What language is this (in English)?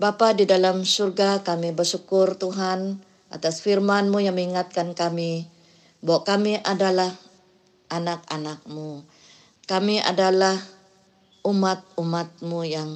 Malay